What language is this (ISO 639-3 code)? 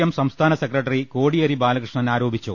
mal